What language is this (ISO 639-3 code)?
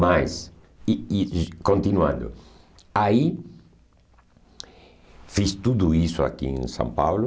por